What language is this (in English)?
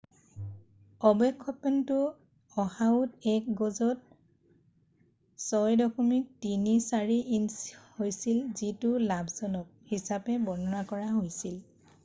Assamese